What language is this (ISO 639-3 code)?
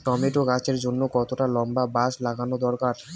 ben